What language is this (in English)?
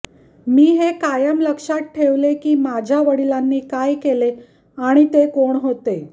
Marathi